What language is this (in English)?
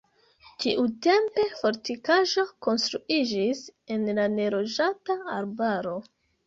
Esperanto